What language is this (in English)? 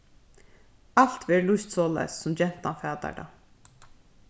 Faroese